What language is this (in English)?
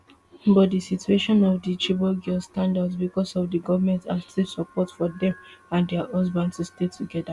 Nigerian Pidgin